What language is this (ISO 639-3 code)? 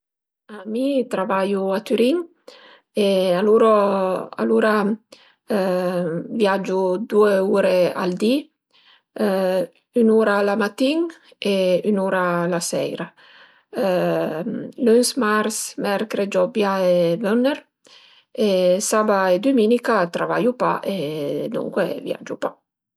pms